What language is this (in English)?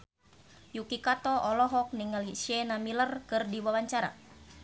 Sundanese